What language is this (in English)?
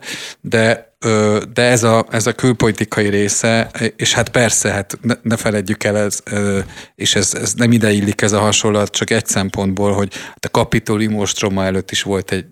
Hungarian